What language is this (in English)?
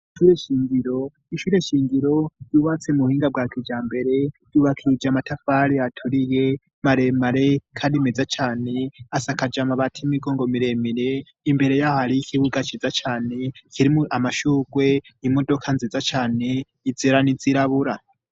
Rundi